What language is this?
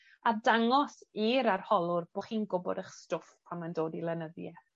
Welsh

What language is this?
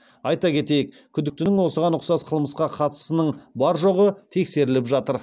Kazakh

